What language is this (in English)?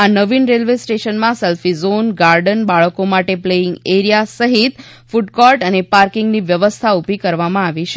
Gujarati